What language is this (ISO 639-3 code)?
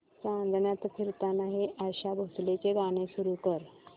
mar